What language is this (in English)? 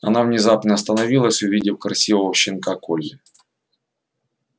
Russian